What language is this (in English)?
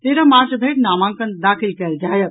Maithili